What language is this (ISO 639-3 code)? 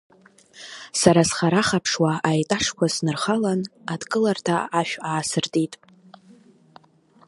abk